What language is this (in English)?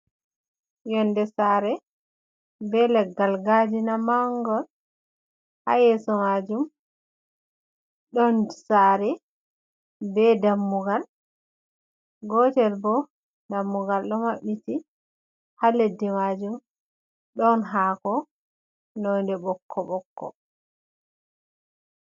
Fula